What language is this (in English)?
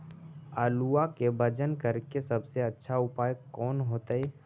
Magahi